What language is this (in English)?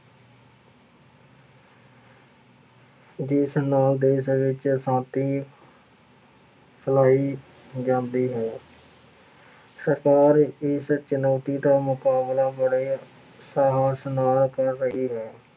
Punjabi